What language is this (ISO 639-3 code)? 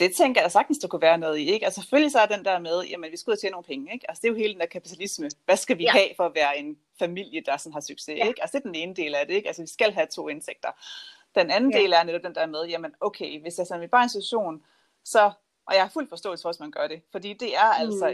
dan